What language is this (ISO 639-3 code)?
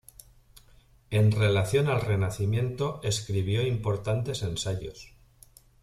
spa